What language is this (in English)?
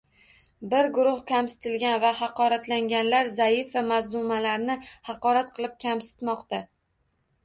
Uzbek